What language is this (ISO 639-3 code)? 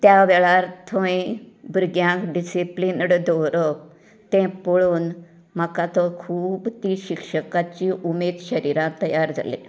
kok